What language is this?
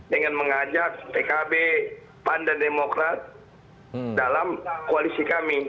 Indonesian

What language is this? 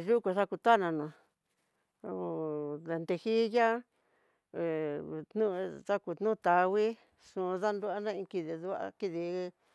Tidaá Mixtec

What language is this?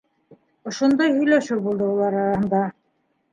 Bashkir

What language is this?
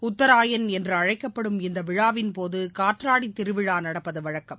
Tamil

